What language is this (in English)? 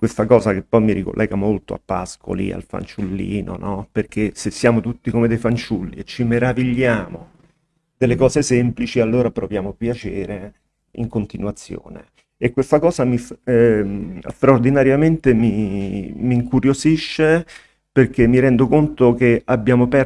Italian